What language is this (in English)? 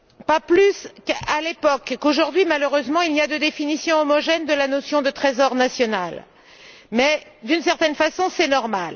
French